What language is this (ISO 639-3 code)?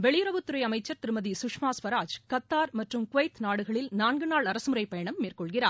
tam